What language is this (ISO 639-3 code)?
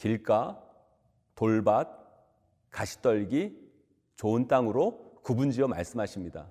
kor